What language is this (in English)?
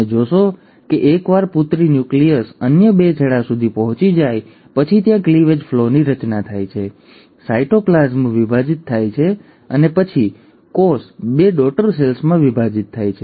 Gujarati